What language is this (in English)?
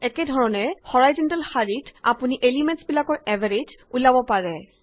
Assamese